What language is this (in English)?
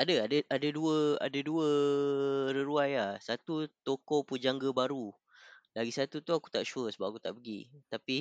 Malay